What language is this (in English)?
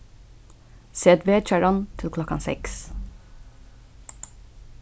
Faroese